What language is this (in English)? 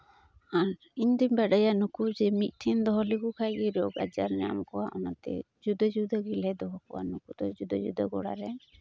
Santali